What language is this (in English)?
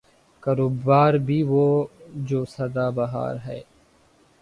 Urdu